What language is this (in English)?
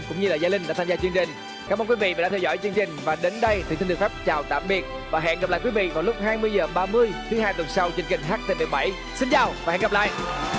Vietnamese